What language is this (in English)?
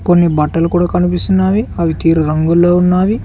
Telugu